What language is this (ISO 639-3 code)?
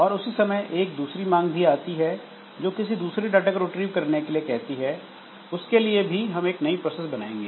hin